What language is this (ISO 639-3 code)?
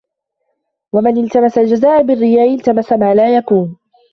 ara